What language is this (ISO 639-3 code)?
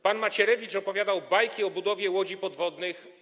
pol